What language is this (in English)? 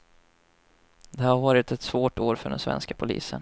Swedish